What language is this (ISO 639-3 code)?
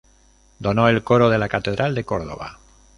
spa